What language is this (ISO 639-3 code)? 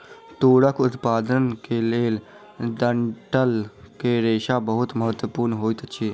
mai